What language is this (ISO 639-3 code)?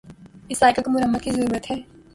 urd